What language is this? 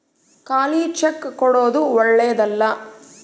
Kannada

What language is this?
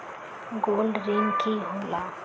Magahi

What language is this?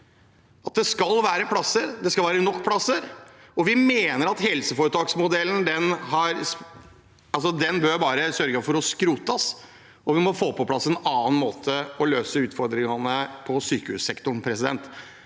Norwegian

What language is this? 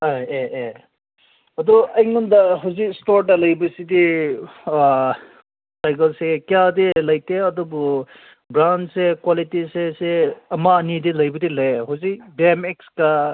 Manipuri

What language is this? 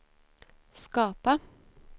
Swedish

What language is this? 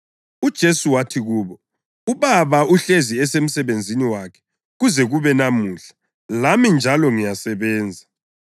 North Ndebele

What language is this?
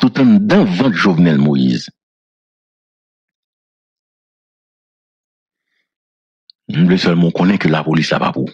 French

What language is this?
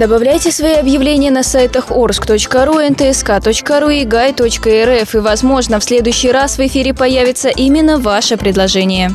Russian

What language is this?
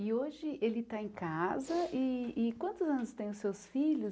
Portuguese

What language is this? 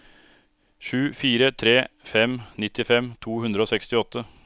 Norwegian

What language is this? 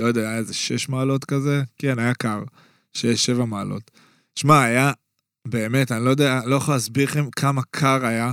Hebrew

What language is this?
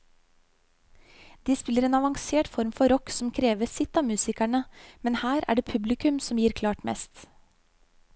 Norwegian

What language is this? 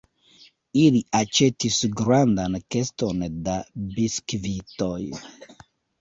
Esperanto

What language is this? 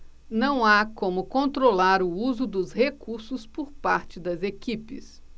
Portuguese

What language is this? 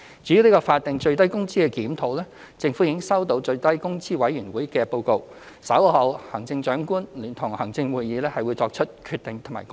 Cantonese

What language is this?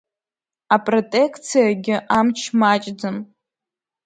Abkhazian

